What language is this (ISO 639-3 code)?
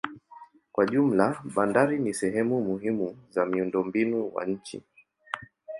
swa